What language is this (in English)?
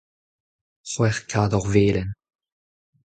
Breton